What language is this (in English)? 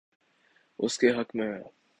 Urdu